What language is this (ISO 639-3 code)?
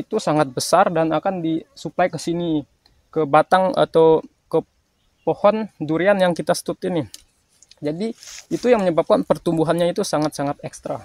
ind